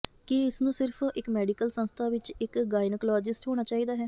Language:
Punjabi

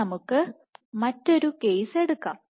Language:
Malayalam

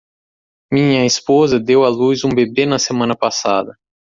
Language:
Portuguese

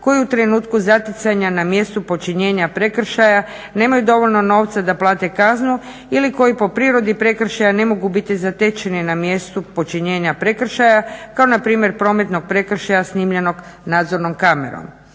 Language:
Croatian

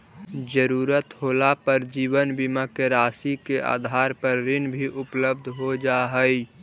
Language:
Magahi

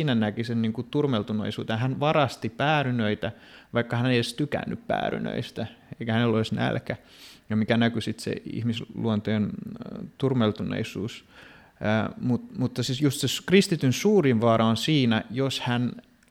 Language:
Finnish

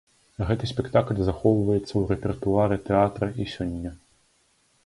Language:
Belarusian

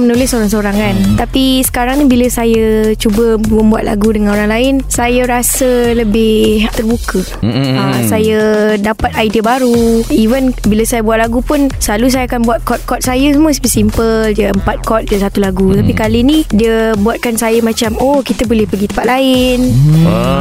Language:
Malay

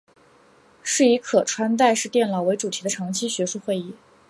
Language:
Chinese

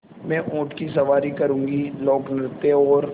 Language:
Hindi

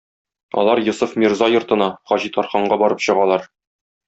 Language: Tatar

